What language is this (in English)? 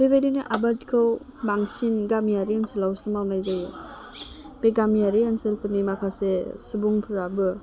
Bodo